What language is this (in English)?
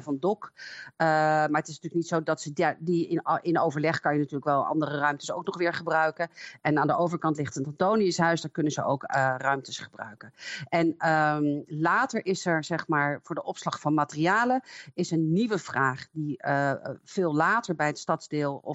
Dutch